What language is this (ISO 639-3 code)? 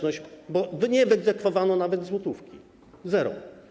pol